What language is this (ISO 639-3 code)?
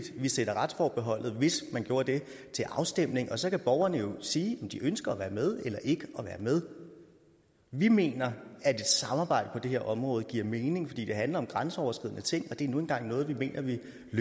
dan